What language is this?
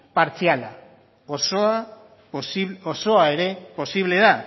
Basque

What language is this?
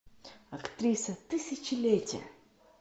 Russian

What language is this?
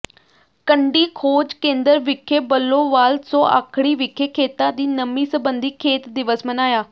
Punjabi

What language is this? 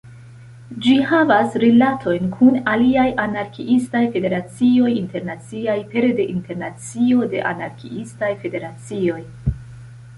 Esperanto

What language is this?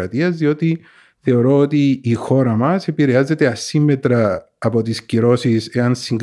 Greek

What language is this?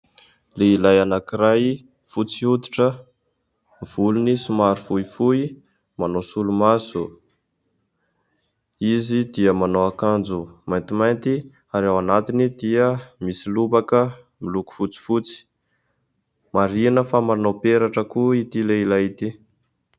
Malagasy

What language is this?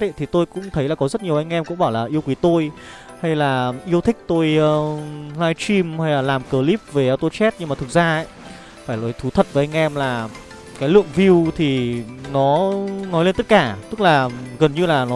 Vietnamese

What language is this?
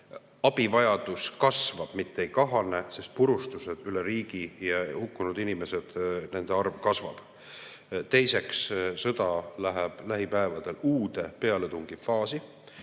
Estonian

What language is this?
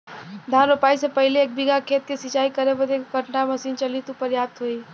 Bhojpuri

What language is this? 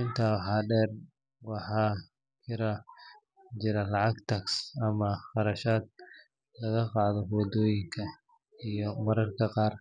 Somali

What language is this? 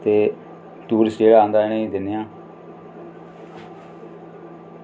Dogri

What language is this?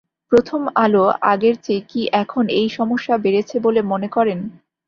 Bangla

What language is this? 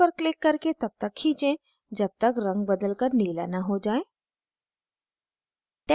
Hindi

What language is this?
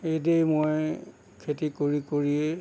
Assamese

